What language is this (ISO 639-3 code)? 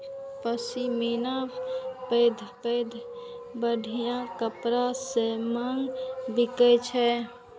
mai